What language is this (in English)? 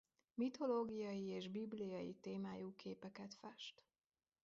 Hungarian